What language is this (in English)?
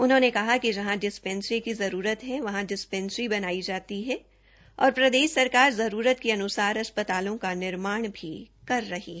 Hindi